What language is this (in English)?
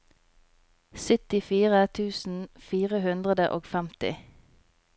Norwegian